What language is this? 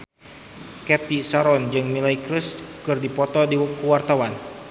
Sundanese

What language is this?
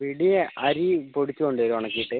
Malayalam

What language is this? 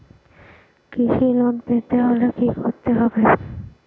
Bangla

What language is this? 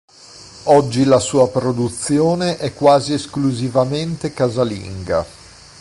Italian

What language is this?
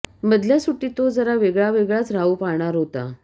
Marathi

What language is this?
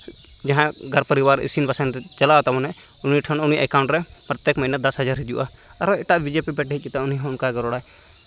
Santali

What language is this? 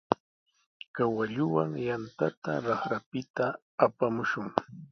Sihuas Ancash Quechua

